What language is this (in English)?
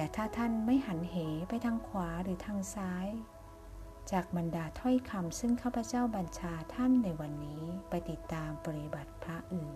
Thai